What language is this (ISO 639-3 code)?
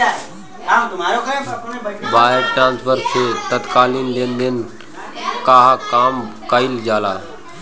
bho